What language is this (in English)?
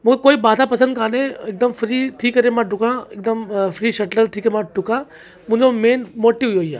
Sindhi